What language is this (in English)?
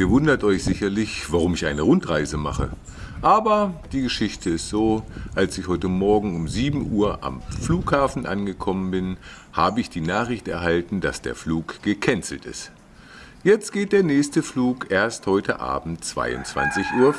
German